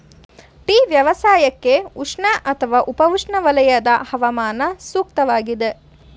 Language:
Kannada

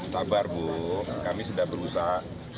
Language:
Indonesian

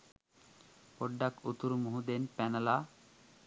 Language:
Sinhala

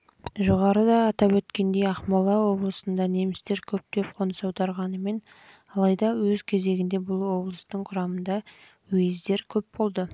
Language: Kazakh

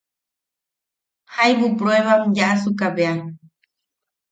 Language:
Yaqui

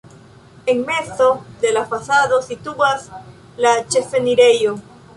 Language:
Esperanto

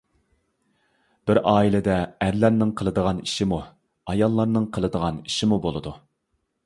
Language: Uyghur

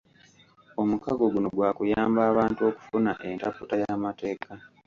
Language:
Ganda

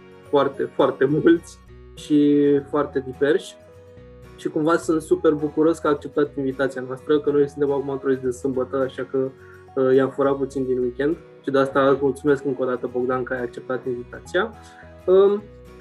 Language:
Romanian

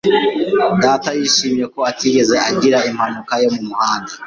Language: Kinyarwanda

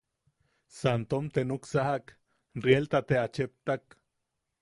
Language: Yaqui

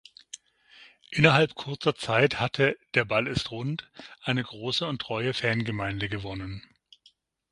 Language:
German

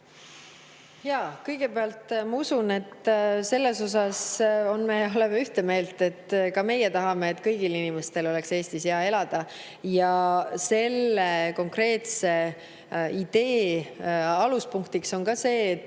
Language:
Estonian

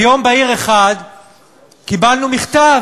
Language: Hebrew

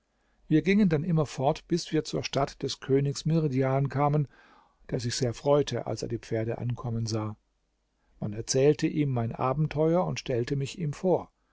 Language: German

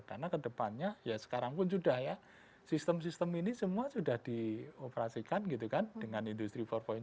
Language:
Indonesian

